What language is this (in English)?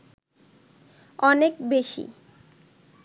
Bangla